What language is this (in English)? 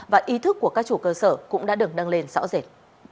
Vietnamese